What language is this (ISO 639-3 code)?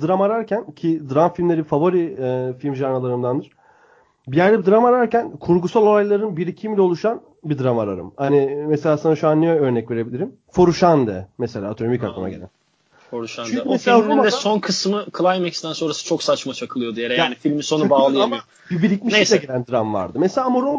tur